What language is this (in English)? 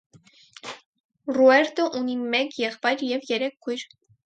Armenian